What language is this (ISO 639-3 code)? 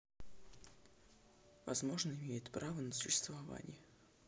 rus